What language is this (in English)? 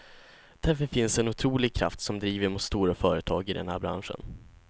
Swedish